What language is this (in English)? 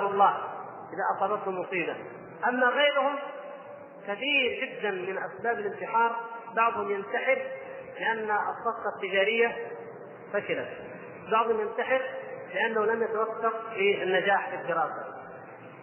Arabic